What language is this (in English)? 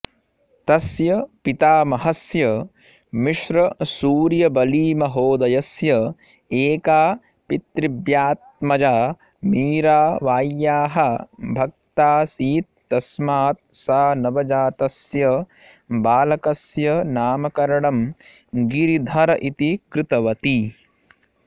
Sanskrit